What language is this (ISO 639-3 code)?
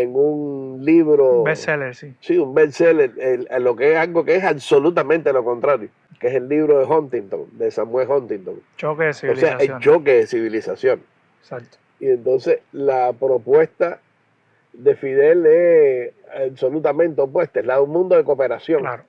spa